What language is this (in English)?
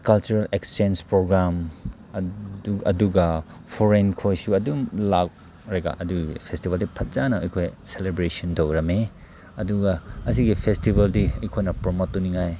Manipuri